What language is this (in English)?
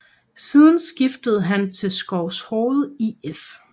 Danish